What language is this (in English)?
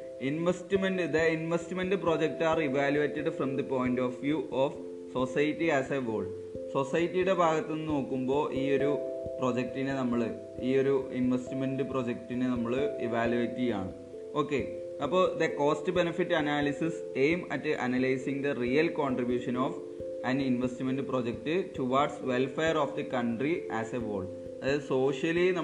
Malayalam